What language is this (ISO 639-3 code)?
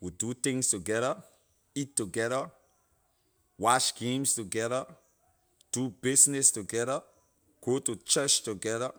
lir